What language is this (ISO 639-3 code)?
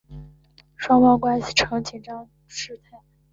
zho